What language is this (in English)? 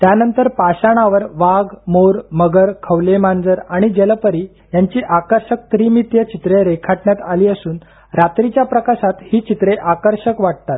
Marathi